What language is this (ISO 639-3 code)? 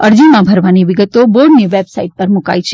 guj